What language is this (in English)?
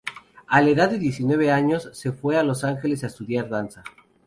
Spanish